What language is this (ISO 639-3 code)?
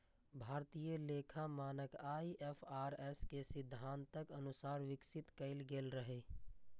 mai